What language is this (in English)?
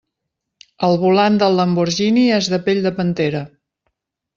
Catalan